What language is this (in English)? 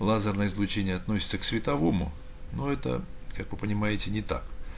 Russian